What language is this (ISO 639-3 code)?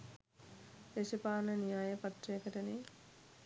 sin